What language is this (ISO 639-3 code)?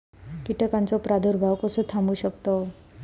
mar